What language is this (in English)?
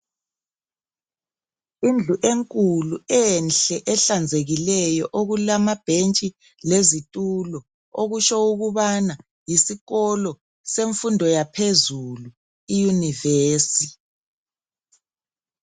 North Ndebele